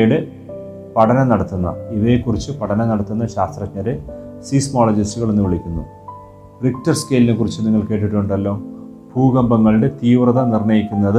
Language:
Malayalam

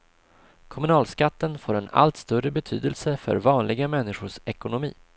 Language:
Swedish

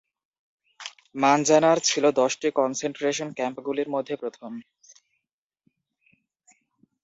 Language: Bangla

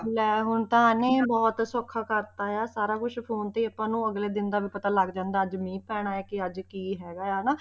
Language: Punjabi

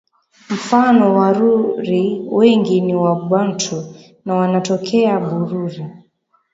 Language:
Swahili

